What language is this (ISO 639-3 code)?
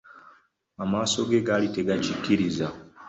lug